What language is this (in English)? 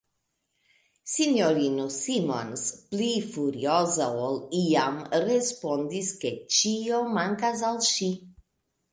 Esperanto